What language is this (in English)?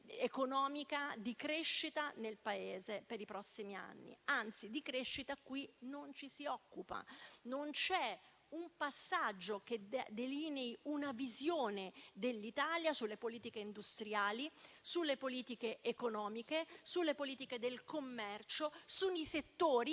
Italian